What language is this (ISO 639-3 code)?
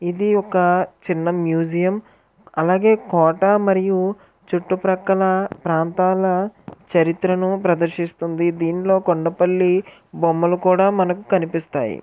tel